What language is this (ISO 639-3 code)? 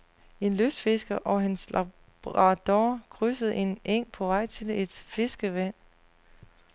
dan